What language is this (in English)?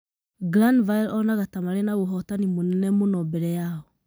Kikuyu